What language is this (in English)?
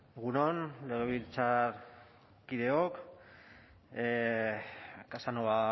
Basque